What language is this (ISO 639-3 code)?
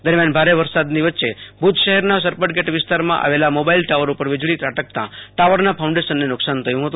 guj